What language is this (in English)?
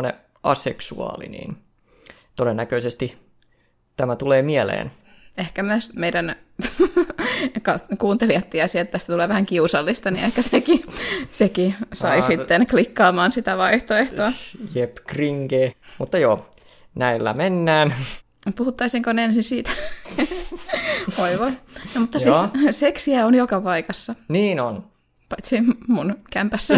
Finnish